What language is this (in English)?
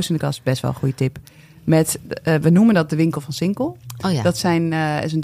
Dutch